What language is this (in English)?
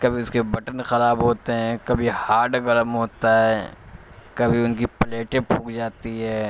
Urdu